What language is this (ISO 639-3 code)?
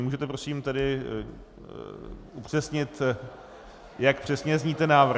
ces